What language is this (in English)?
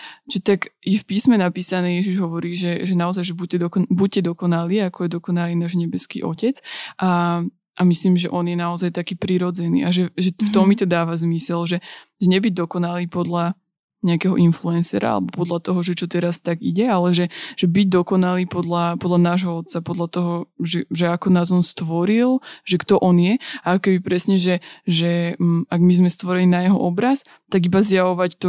Slovak